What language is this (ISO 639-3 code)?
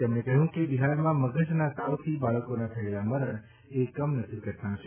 guj